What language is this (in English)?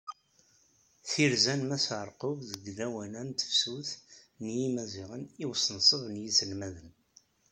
Kabyle